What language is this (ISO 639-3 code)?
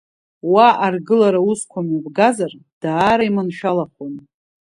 abk